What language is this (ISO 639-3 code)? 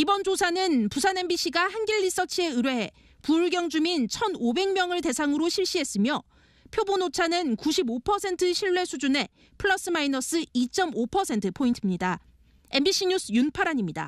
kor